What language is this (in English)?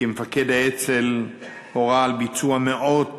Hebrew